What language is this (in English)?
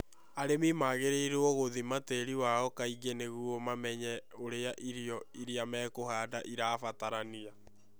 Kikuyu